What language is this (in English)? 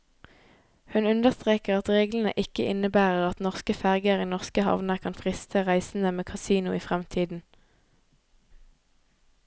Norwegian